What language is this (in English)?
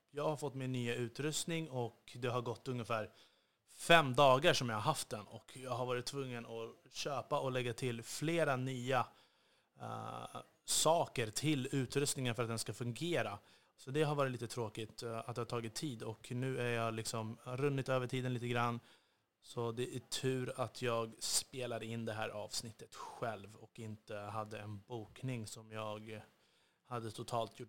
Swedish